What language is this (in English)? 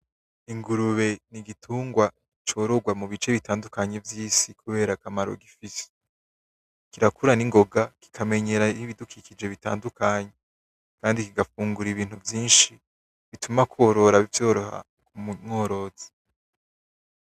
Rundi